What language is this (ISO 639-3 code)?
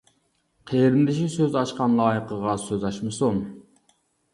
uig